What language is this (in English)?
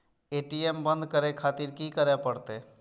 Maithili